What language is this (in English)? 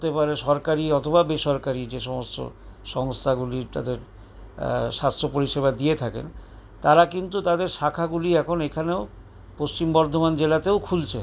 Bangla